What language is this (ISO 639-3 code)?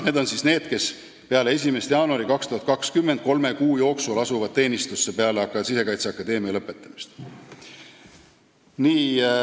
est